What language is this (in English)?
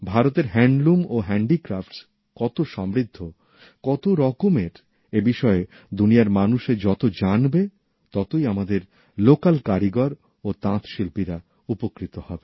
Bangla